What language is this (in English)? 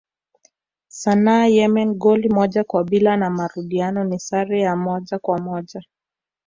Swahili